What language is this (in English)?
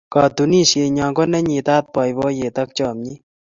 Kalenjin